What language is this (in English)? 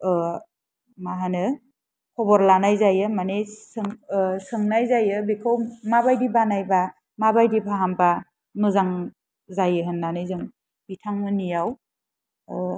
Bodo